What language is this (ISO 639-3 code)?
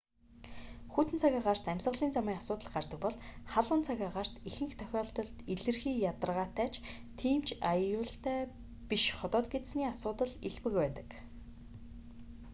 mon